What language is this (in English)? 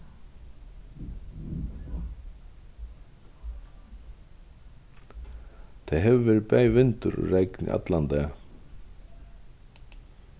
Faroese